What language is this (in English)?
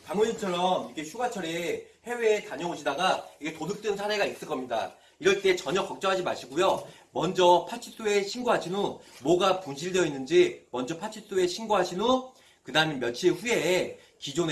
Korean